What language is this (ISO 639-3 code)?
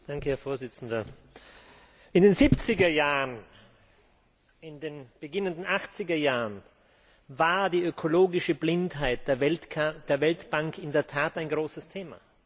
deu